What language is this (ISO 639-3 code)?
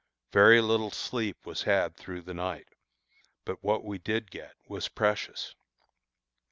eng